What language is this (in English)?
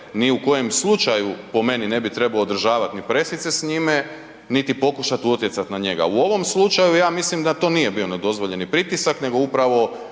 Croatian